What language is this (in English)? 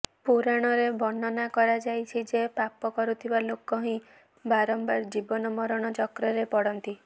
Odia